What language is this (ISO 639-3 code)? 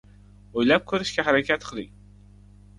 uzb